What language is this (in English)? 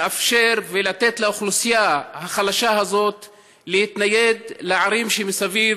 Hebrew